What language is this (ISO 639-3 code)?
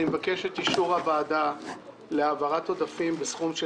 heb